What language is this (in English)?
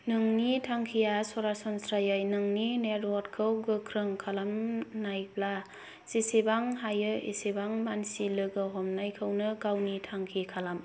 Bodo